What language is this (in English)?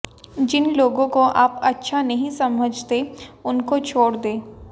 Hindi